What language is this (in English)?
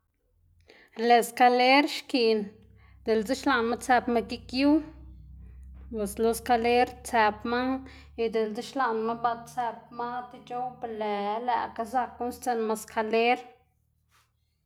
Xanaguía Zapotec